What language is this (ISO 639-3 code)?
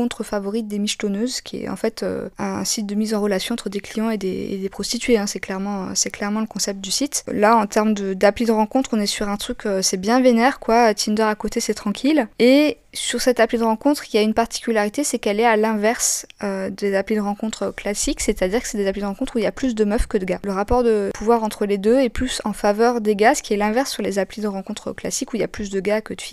fra